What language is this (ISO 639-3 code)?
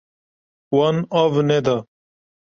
kur